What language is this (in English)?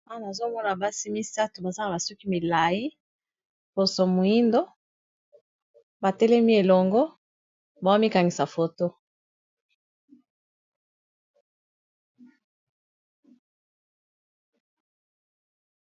Lingala